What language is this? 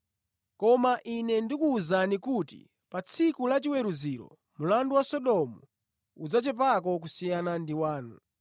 Nyanja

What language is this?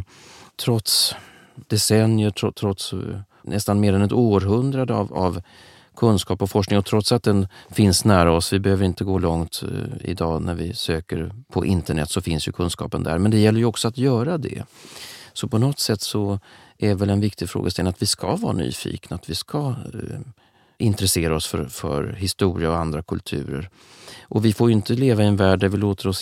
Swedish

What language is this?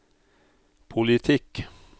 Norwegian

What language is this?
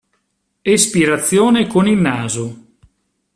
Italian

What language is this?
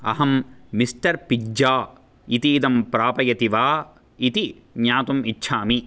Sanskrit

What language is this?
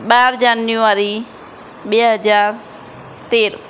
Gujarati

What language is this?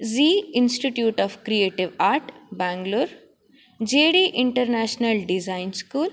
Sanskrit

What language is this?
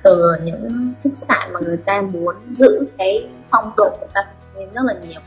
Vietnamese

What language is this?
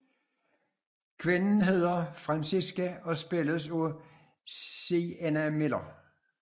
Danish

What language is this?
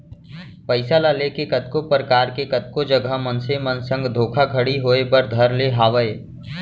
Chhattisgarhi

